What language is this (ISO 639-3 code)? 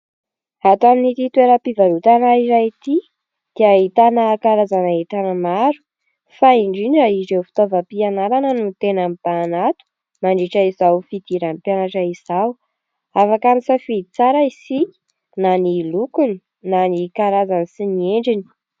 mlg